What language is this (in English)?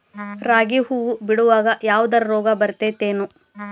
Kannada